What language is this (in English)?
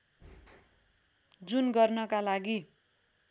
Nepali